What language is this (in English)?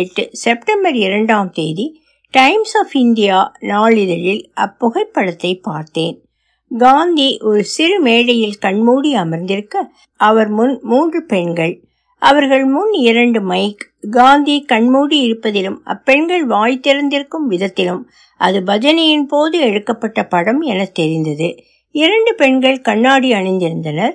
Tamil